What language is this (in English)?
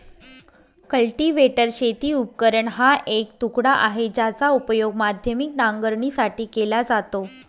Marathi